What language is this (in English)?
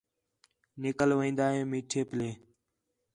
Khetrani